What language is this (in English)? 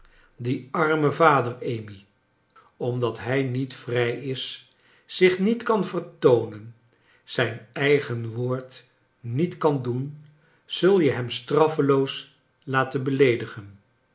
Dutch